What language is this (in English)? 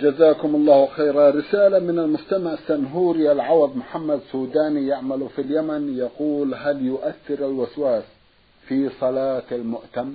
Arabic